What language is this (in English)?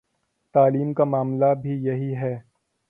Urdu